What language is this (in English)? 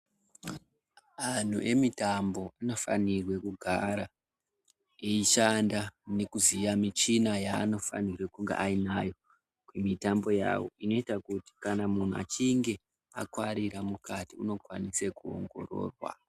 Ndau